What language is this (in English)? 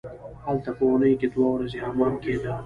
Pashto